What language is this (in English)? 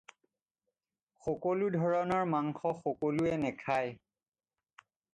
Assamese